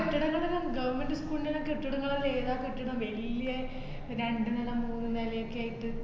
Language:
Malayalam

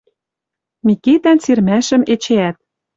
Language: Western Mari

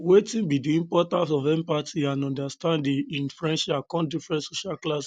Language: Nigerian Pidgin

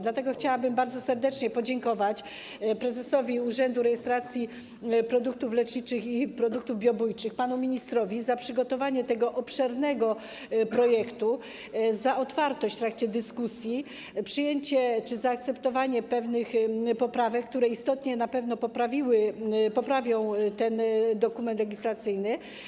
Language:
Polish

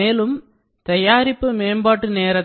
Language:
Tamil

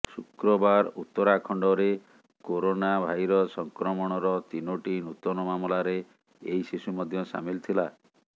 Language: Odia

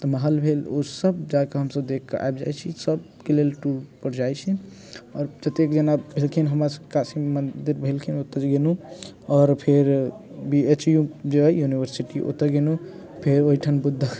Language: Maithili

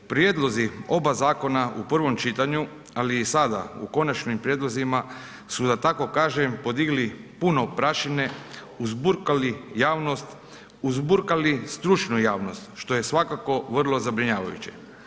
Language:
Croatian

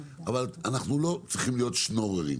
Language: Hebrew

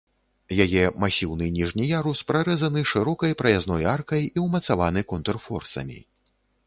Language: Belarusian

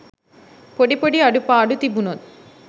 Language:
Sinhala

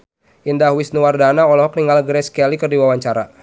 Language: Sundanese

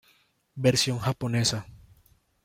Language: Spanish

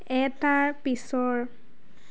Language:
Assamese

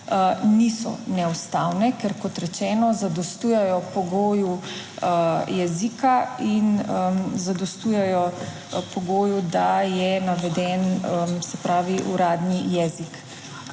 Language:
Slovenian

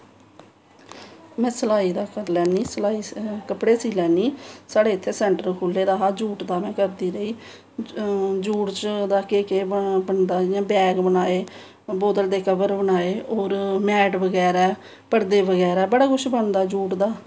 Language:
Dogri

